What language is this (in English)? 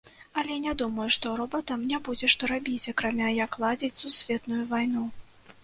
Belarusian